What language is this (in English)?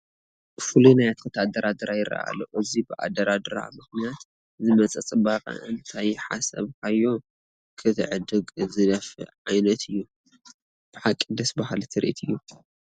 Tigrinya